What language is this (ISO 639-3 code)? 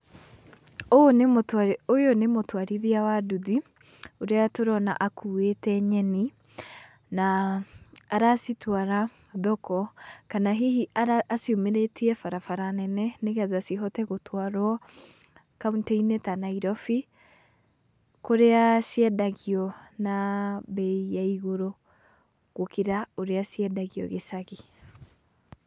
kik